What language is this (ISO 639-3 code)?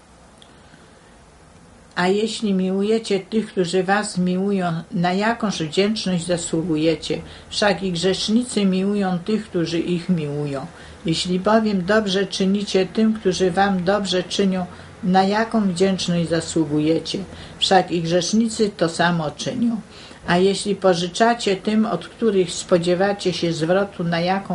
pol